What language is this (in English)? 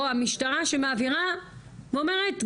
Hebrew